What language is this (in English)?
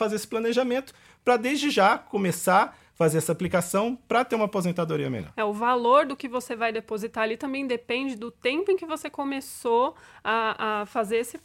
Portuguese